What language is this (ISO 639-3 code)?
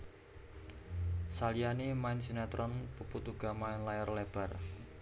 jav